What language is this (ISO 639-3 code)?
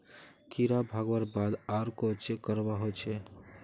mag